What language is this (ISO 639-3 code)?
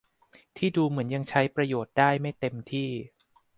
tha